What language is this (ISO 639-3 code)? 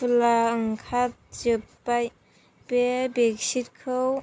brx